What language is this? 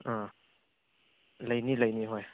Manipuri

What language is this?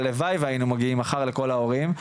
Hebrew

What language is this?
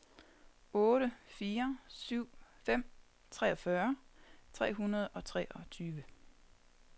Danish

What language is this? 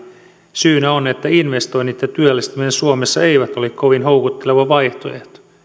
Finnish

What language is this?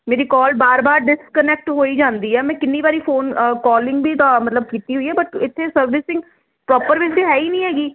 Punjabi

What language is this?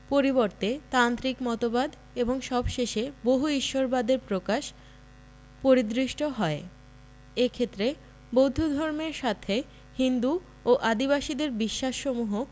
Bangla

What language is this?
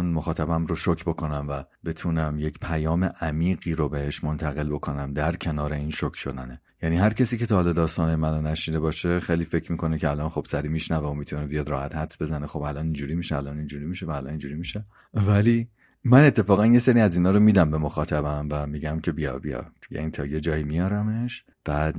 Persian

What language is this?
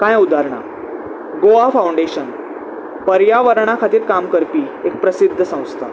Konkani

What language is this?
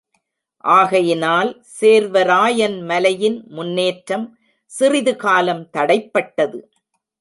Tamil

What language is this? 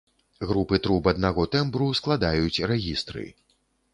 Belarusian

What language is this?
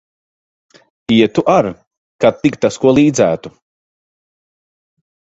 Latvian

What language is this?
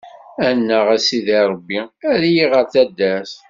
Kabyle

